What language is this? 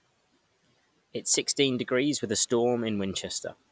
English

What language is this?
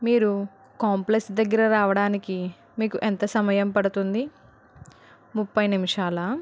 Telugu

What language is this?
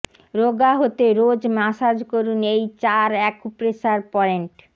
Bangla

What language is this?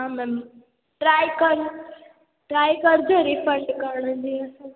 Sindhi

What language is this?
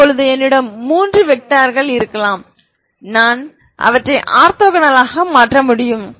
Tamil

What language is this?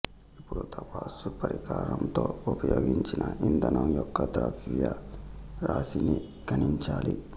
Telugu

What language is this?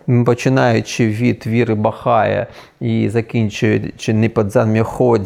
Ukrainian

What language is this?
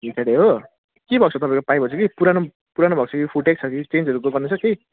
Nepali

